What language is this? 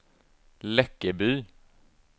Swedish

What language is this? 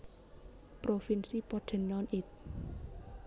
Javanese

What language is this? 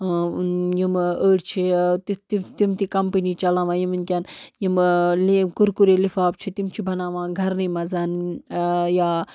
Kashmiri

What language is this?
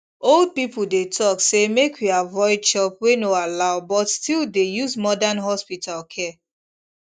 Nigerian Pidgin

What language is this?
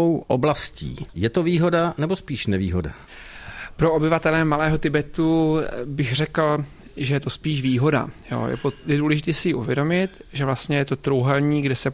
Czech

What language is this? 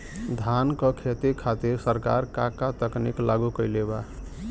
Bhojpuri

